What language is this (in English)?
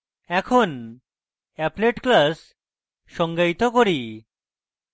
Bangla